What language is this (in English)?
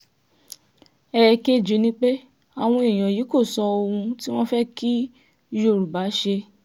Yoruba